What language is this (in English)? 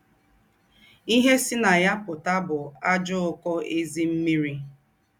Igbo